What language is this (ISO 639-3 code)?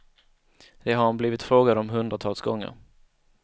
swe